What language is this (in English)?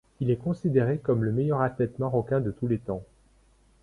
French